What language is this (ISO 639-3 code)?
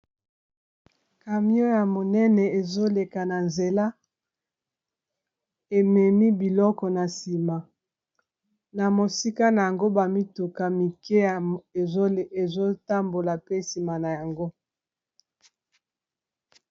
lin